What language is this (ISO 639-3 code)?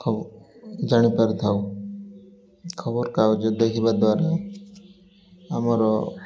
ori